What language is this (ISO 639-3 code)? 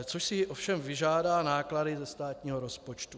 ces